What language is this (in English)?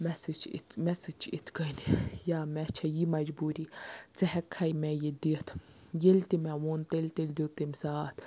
Kashmiri